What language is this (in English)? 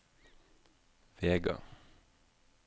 Norwegian